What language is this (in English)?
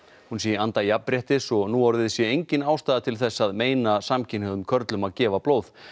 Icelandic